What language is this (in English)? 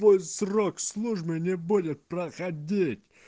Russian